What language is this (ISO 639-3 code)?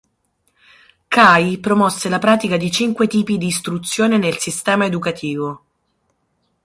ita